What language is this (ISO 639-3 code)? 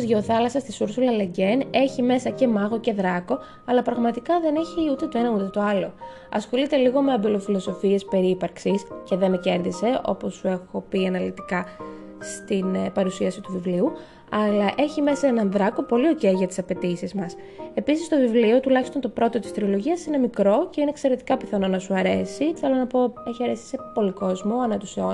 ell